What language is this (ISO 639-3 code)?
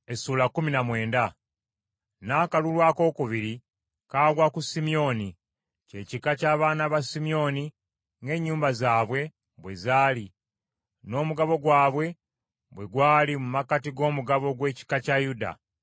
lug